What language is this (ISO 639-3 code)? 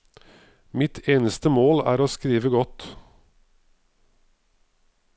nor